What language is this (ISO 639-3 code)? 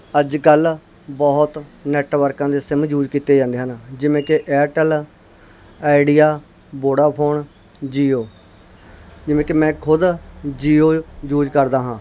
pan